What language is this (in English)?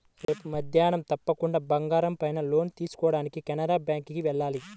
Telugu